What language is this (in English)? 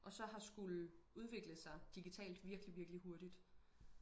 Danish